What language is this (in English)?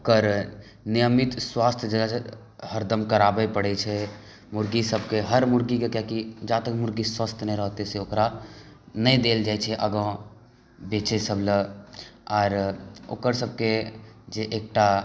Maithili